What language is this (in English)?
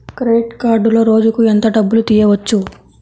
Telugu